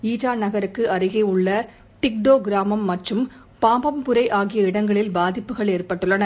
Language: Tamil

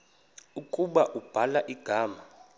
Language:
Xhosa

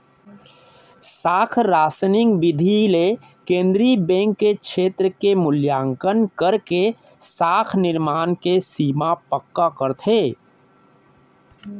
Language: Chhattisgarhi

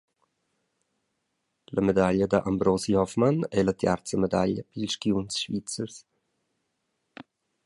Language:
Romansh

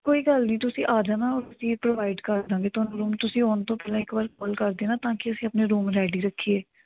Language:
Punjabi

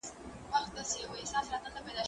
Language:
Pashto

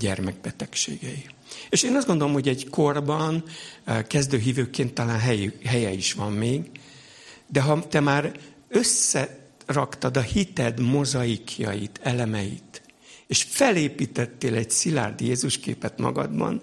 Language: Hungarian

